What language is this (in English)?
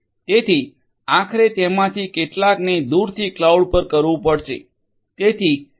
Gujarati